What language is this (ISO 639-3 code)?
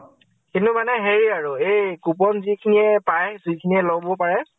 asm